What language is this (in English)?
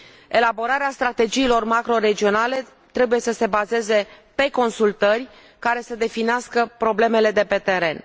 Romanian